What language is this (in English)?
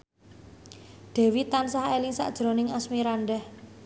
Javanese